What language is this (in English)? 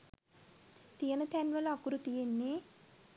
Sinhala